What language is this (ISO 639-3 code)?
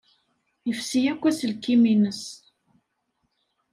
kab